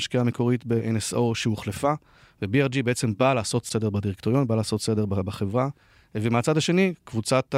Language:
Hebrew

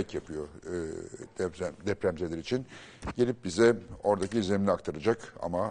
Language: Turkish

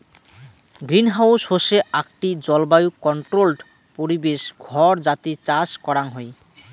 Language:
Bangla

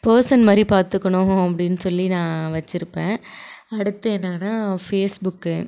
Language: Tamil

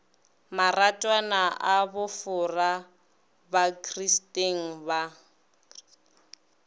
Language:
Northern Sotho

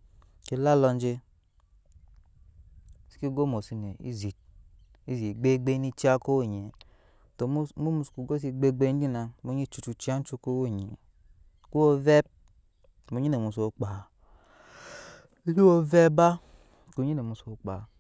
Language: Nyankpa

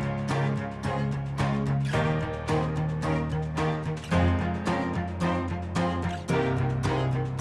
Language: Indonesian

